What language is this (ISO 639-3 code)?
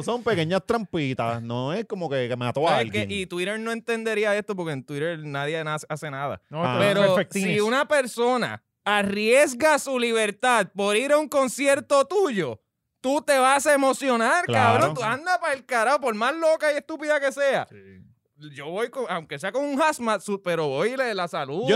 spa